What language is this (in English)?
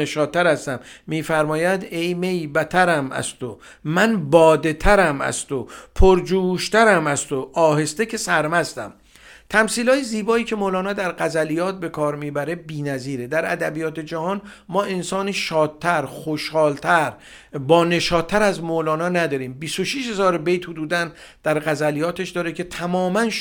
Persian